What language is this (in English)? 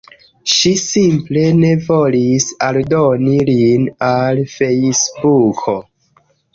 Esperanto